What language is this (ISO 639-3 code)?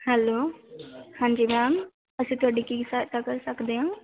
pan